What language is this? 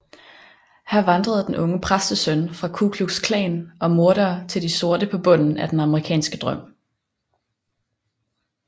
Danish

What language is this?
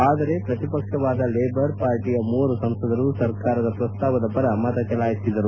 Kannada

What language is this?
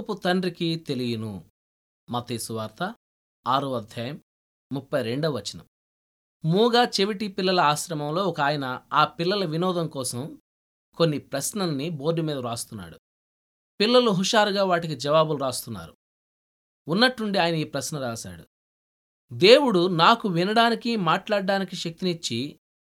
Telugu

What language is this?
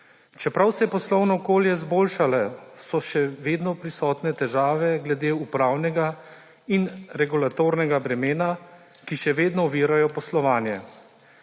Slovenian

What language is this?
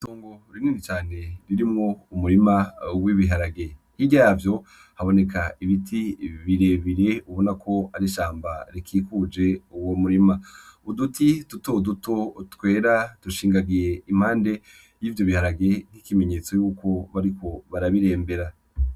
Rundi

